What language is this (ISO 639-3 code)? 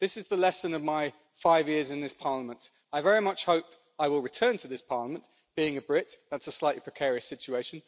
eng